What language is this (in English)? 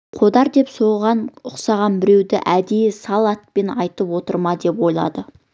Kazakh